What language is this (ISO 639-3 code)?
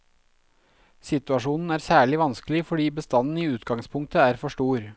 nor